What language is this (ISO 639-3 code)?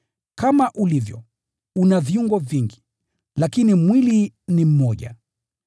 swa